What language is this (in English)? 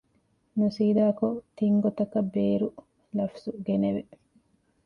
Divehi